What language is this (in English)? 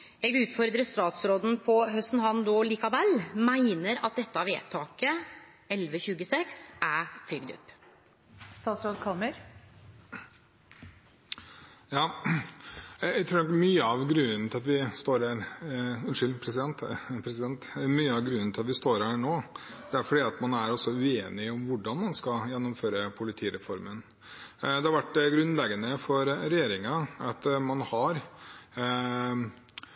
Norwegian